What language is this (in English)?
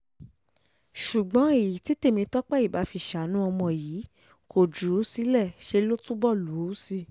Yoruba